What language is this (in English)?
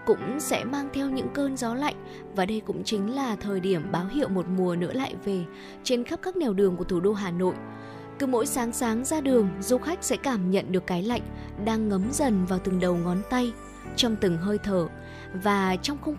Vietnamese